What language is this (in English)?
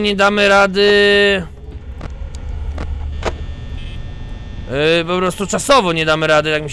Polish